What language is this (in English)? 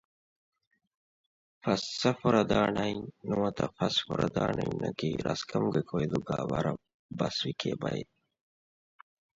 Divehi